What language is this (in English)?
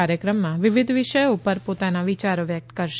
Gujarati